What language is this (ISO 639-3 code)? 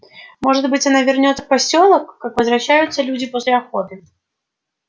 rus